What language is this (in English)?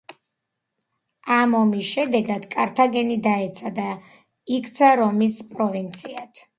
Georgian